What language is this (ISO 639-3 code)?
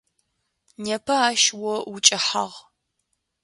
ady